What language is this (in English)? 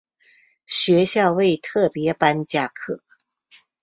Chinese